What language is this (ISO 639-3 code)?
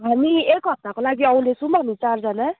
nep